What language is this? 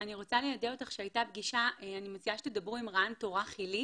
Hebrew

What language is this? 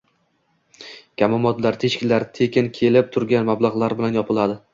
Uzbek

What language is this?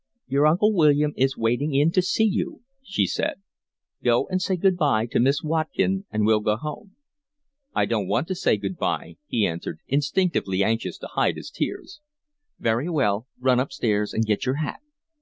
English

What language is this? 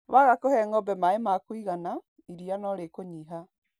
Kikuyu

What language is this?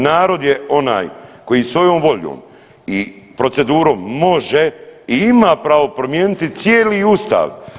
Croatian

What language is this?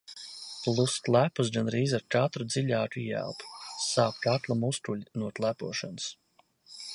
Latvian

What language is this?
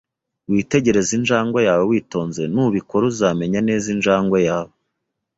Kinyarwanda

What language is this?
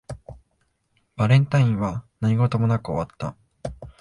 Japanese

